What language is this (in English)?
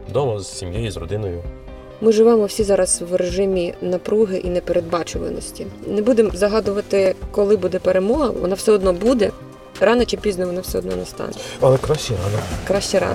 Ukrainian